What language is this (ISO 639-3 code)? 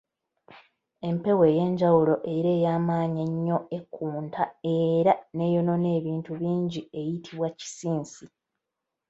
lug